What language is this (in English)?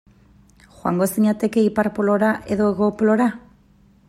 Basque